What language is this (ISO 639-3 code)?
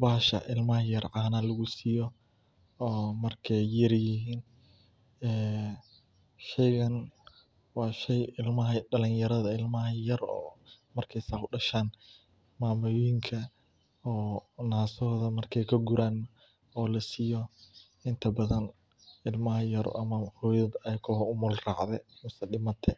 som